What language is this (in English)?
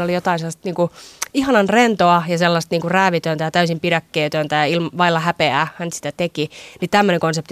Finnish